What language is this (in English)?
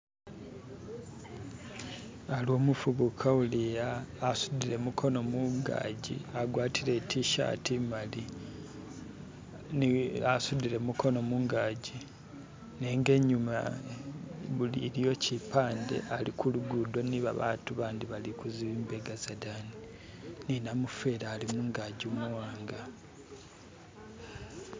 Masaaba